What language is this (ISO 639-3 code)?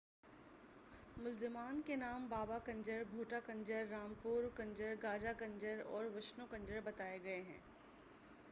urd